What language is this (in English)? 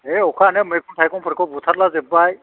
Bodo